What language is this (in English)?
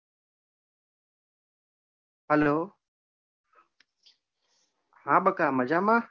Gujarati